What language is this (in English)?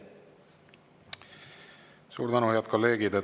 Estonian